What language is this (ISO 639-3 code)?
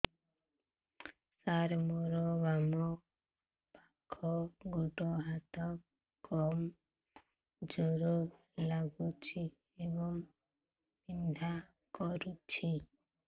ori